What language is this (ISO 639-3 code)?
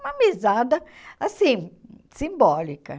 por